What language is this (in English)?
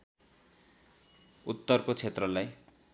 Nepali